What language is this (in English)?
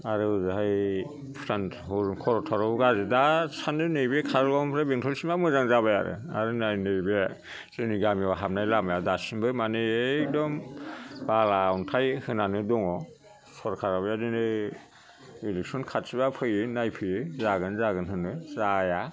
Bodo